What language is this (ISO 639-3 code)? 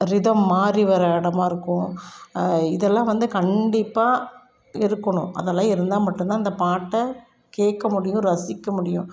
tam